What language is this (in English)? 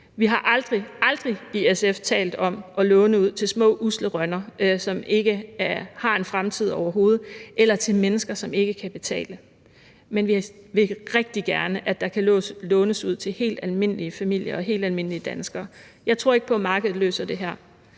Danish